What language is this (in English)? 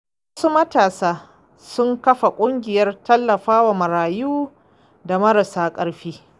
Hausa